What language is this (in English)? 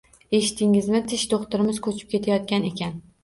Uzbek